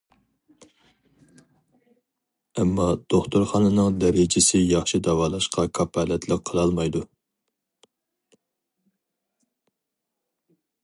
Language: Uyghur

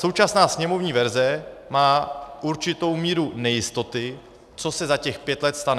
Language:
Czech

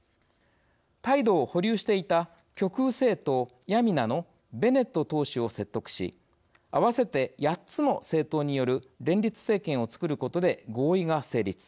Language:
Japanese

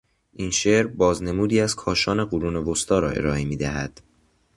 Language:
Persian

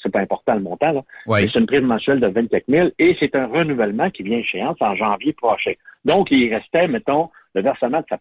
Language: French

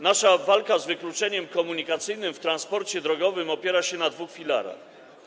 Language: Polish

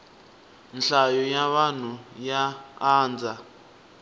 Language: Tsonga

